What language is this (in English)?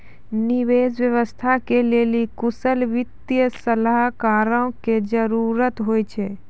Maithili